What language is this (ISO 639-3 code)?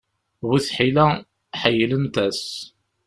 kab